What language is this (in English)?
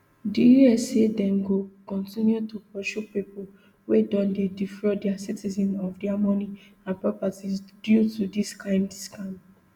Nigerian Pidgin